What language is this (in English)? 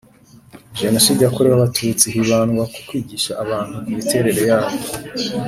Kinyarwanda